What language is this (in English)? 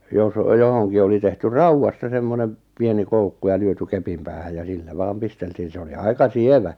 Finnish